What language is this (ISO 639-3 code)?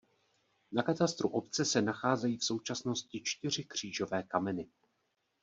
ces